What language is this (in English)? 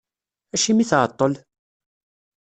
Kabyle